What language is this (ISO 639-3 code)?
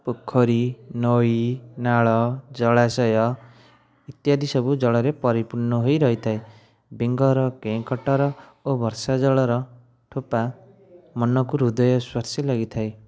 ori